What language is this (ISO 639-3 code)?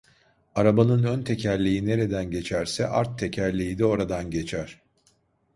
tur